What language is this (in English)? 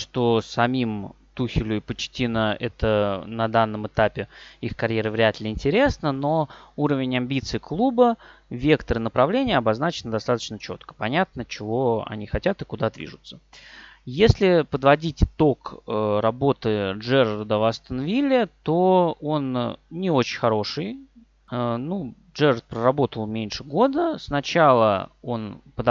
Russian